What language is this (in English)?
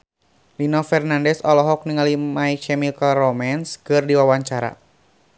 Sundanese